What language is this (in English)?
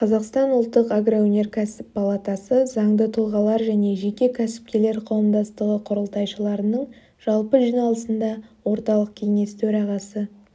Kazakh